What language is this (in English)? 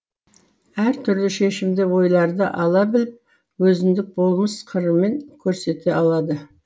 Kazakh